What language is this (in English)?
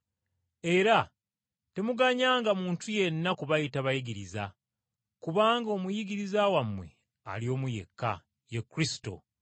Ganda